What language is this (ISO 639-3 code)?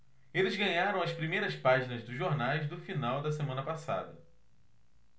por